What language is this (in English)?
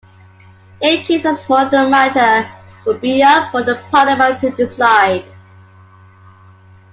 English